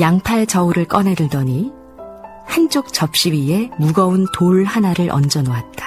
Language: Korean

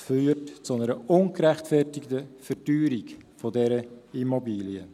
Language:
Swiss German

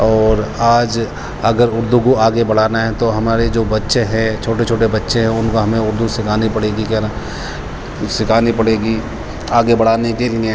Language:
Urdu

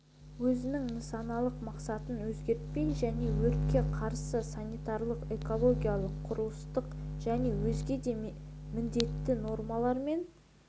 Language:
Kazakh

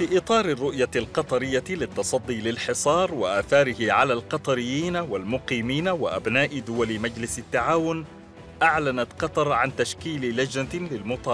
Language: Arabic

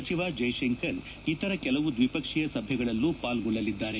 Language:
Kannada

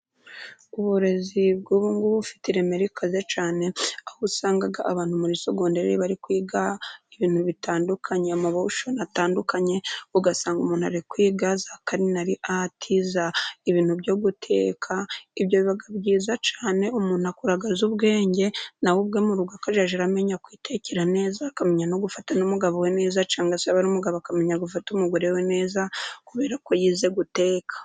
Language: Kinyarwanda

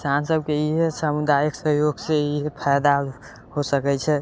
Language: Maithili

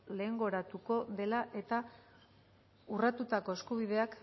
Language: Basque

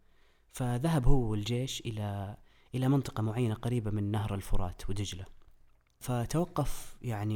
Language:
Arabic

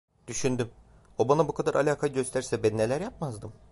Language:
Turkish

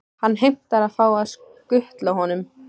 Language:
Icelandic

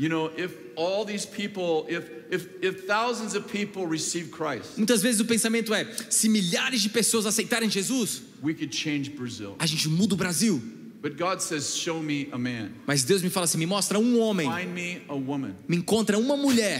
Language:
Portuguese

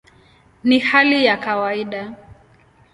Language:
Swahili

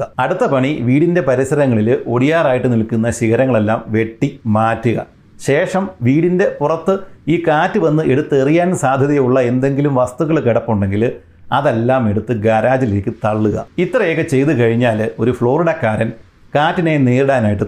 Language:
Malayalam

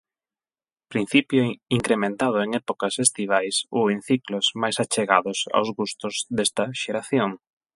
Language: Galician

